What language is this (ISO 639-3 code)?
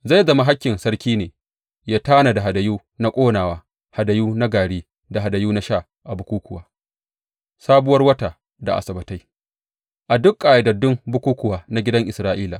hau